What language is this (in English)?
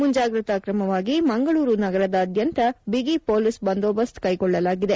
Kannada